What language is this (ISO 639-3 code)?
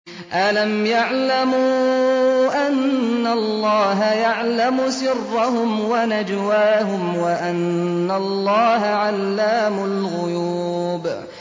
ara